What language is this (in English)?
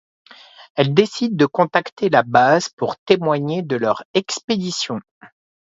French